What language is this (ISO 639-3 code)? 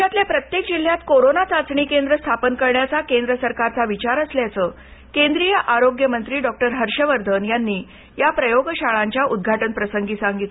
mar